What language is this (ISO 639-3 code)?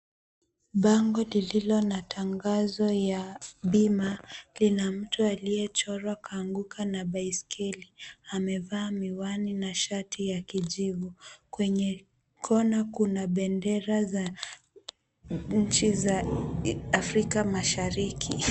swa